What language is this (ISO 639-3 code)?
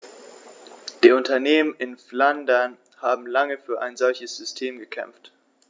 deu